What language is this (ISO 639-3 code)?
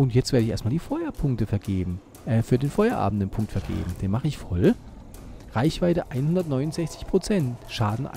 deu